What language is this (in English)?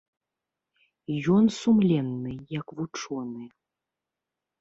Belarusian